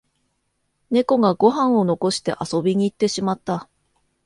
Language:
Japanese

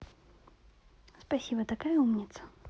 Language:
Russian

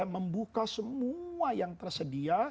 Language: Indonesian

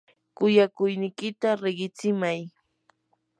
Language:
Yanahuanca Pasco Quechua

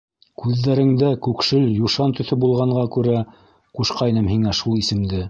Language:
Bashkir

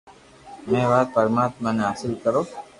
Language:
Loarki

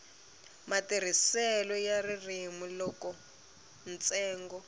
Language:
Tsonga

